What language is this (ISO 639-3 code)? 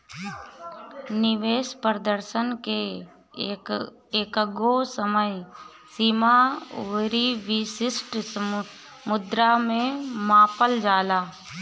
bho